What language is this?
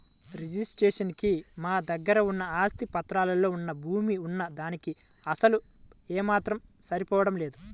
Telugu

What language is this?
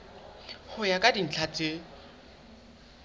Southern Sotho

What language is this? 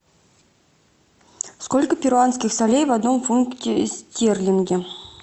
Russian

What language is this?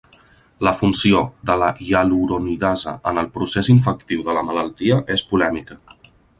Catalan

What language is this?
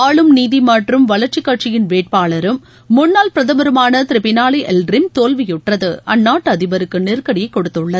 Tamil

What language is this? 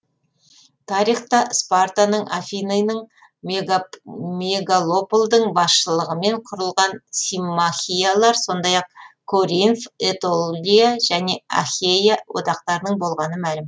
Kazakh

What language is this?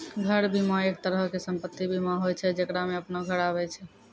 Maithili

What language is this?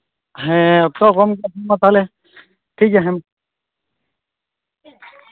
Santali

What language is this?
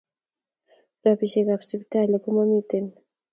Kalenjin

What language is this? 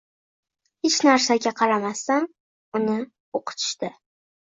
Uzbek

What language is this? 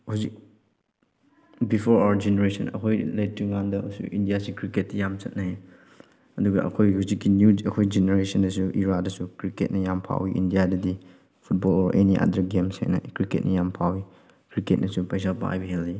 Manipuri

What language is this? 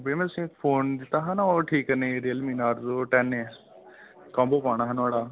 Dogri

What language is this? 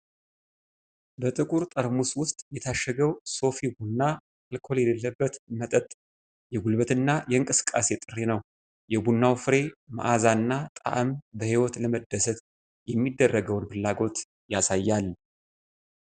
Amharic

